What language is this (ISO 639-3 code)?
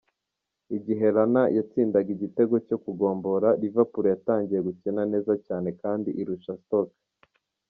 kin